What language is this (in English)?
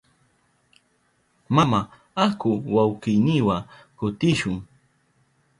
Southern Pastaza Quechua